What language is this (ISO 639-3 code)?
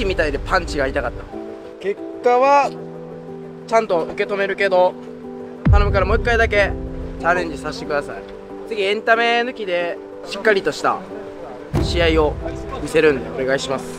kor